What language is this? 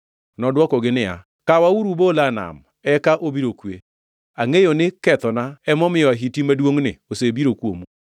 Luo (Kenya and Tanzania)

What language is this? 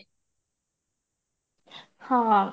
Odia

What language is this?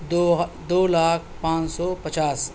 Urdu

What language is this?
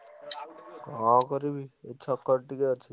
Odia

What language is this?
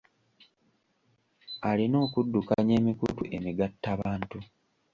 Ganda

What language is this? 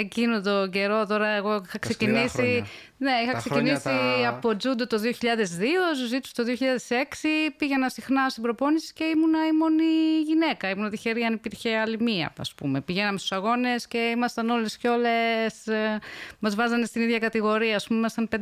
Greek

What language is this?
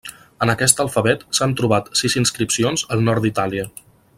Catalan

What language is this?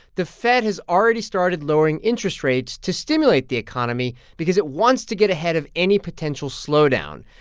English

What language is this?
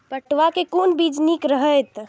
Maithili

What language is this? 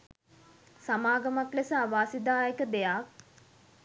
Sinhala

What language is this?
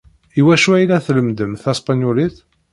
Kabyle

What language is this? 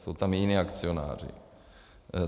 Czech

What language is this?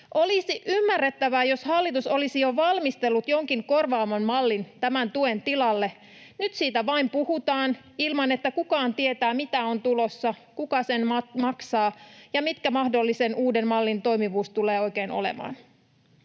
Finnish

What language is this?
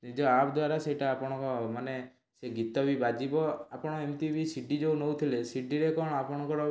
Odia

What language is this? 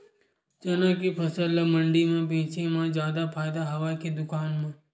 Chhattisgarhi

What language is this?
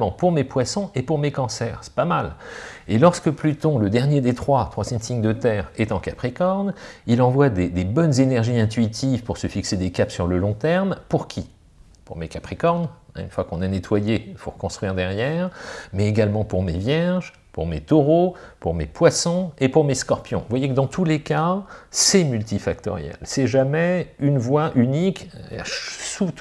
French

